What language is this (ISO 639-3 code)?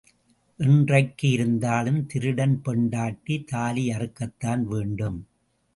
tam